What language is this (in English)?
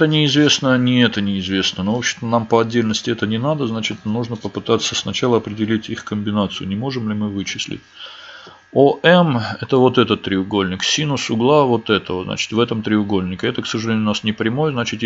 Russian